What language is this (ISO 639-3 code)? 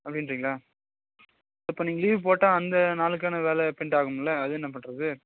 tam